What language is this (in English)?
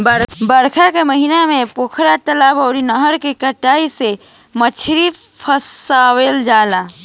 Bhojpuri